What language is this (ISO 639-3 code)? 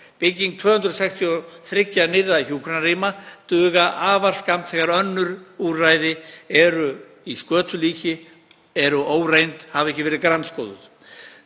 isl